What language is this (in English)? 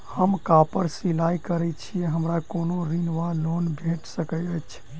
Maithili